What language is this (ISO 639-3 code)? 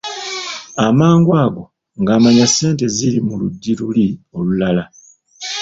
lug